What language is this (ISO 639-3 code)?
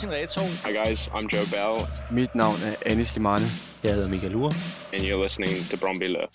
dan